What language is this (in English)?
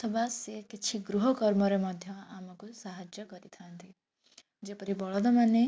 Odia